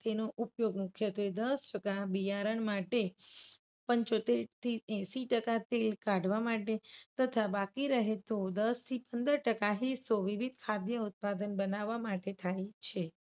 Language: Gujarati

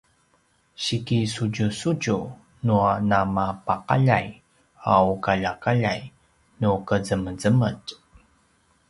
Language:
Paiwan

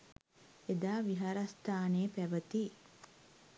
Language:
Sinhala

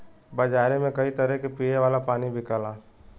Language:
Bhojpuri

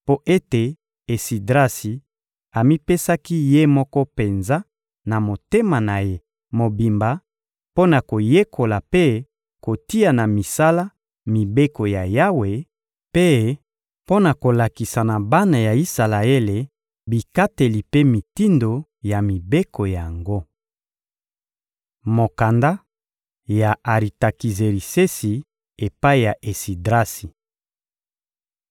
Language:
Lingala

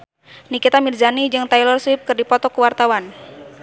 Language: Sundanese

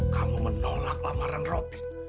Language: Indonesian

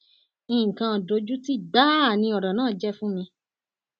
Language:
Yoruba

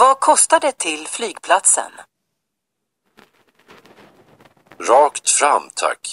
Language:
Swedish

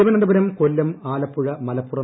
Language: Malayalam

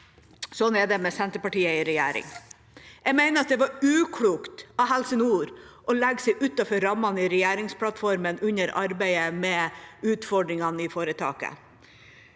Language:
Norwegian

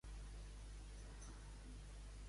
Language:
Catalan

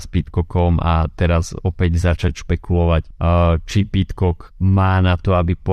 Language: Slovak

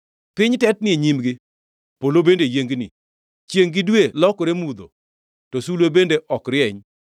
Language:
Luo (Kenya and Tanzania)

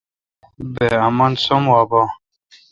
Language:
Kalkoti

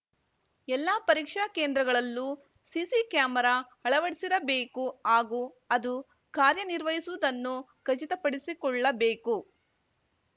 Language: Kannada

